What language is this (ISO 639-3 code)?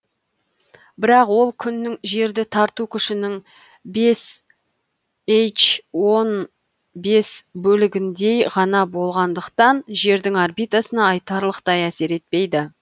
kaz